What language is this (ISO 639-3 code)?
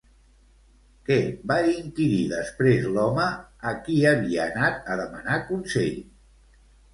cat